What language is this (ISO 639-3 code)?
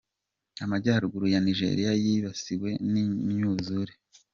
kin